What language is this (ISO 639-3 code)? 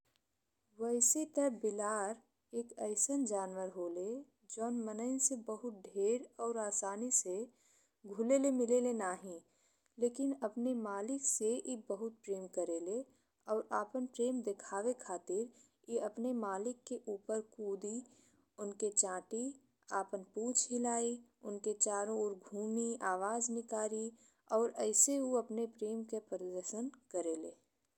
bho